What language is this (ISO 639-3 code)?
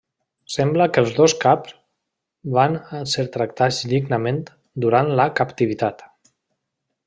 cat